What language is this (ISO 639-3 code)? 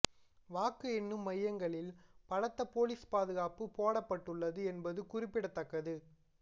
tam